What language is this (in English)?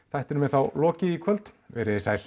Icelandic